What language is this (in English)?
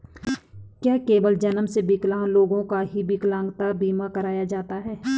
Hindi